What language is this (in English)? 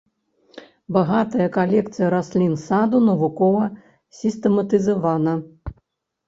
Belarusian